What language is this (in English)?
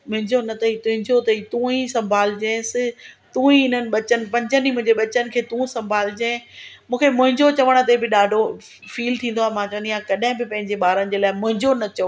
Sindhi